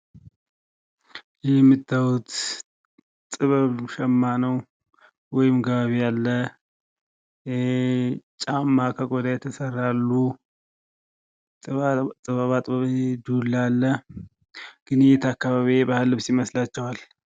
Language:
Amharic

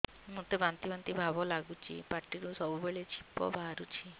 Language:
Odia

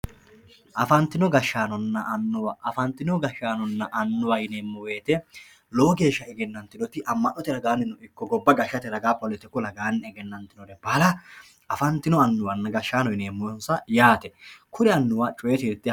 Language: Sidamo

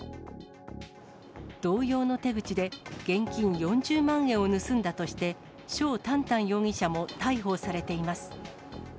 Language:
Japanese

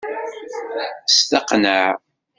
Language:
Kabyle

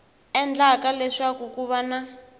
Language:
Tsonga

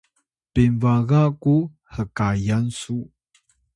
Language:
Atayal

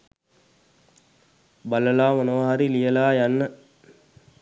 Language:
Sinhala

